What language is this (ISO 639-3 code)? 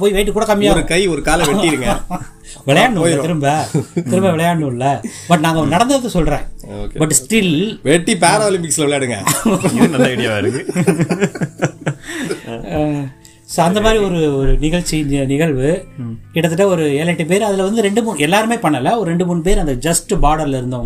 tam